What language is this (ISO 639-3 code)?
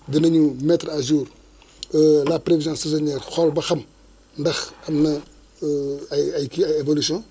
wol